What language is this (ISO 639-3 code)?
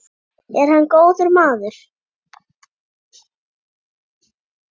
isl